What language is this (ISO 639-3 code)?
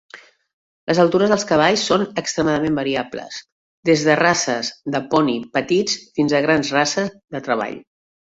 cat